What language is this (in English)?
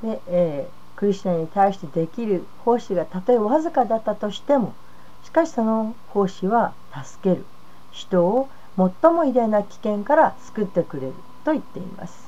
Japanese